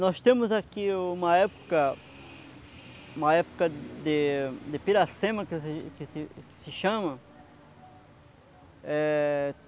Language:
Portuguese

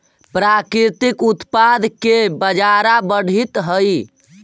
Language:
Magahi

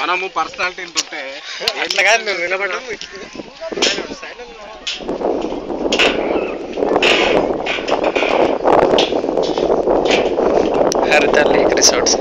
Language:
Thai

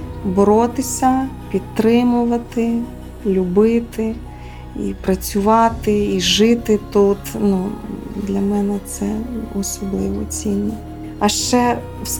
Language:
Ukrainian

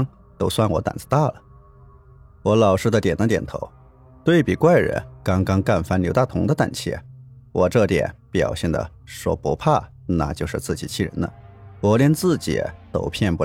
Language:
Chinese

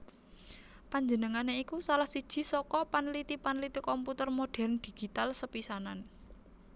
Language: Javanese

